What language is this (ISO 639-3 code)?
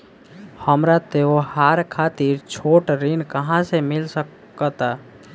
bho